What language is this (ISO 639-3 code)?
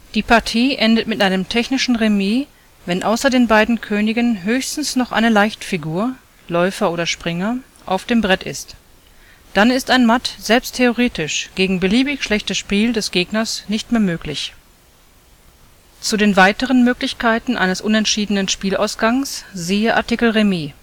deu